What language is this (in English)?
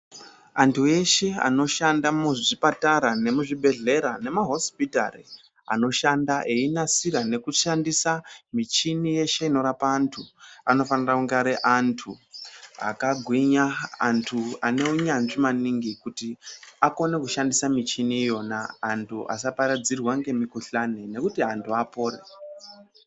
Ndau